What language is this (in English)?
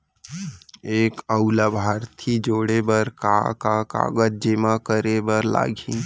Chhattisgarhi